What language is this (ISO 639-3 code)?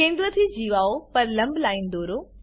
guj